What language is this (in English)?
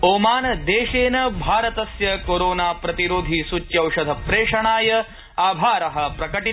Sanskrit